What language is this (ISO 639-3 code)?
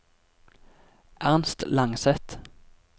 nor